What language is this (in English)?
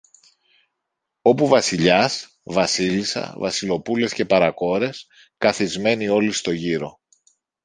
Greek